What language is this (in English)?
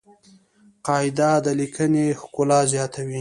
Pashto